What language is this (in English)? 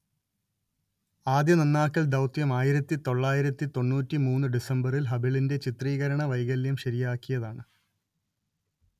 Malayalam